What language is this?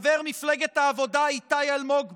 Hebrew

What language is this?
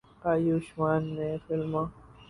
Urdu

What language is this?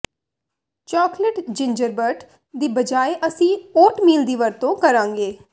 Punjabi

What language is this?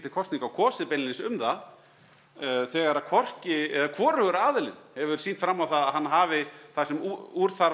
Icelandic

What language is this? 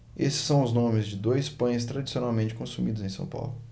Portuguese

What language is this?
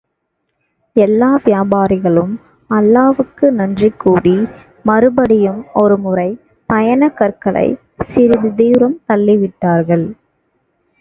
Tamil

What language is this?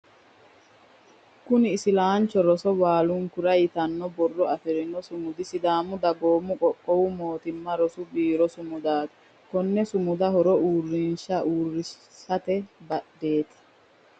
Sidamo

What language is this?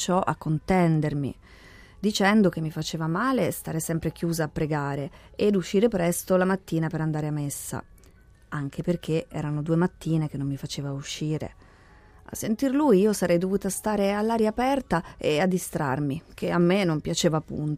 Italian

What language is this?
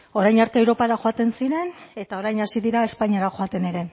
Basque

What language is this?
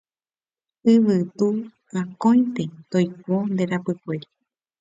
Guarani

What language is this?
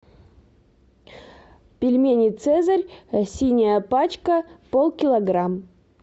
Russian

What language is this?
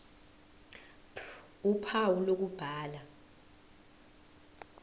Zulu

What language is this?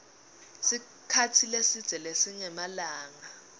Swati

